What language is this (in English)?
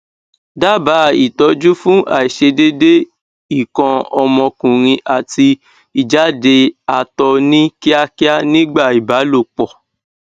Yoruba